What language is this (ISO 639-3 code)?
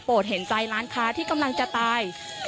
tha